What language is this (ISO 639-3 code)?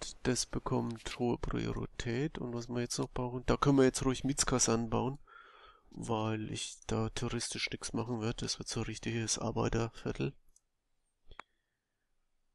deu